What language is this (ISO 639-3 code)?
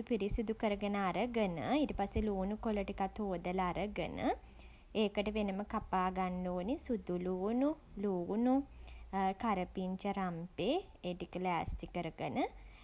sin